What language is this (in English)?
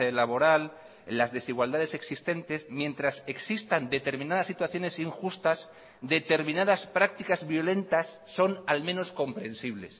Spanish